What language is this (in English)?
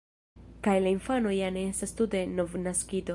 Esperanto